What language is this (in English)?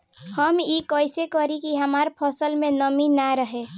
Bhojpuri